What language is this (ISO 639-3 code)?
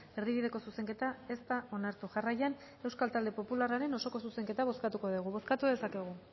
eus